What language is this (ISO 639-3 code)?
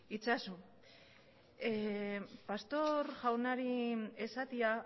eus